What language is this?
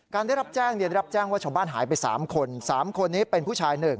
Thai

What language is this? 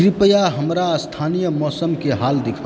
Maithili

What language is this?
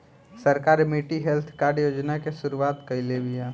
Bhojpuri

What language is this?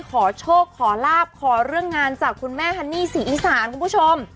Thai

